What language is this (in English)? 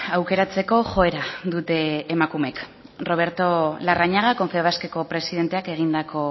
Basque